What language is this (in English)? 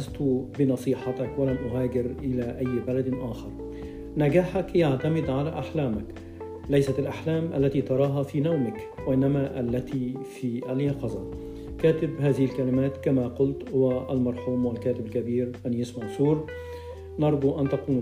Arabic